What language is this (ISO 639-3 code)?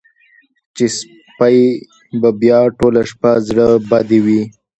pus